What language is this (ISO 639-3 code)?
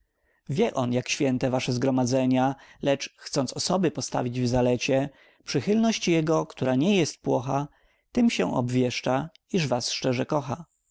pol